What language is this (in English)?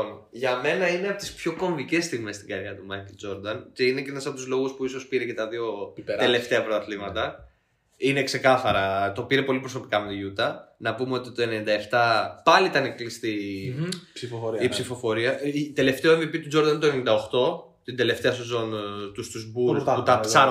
Greek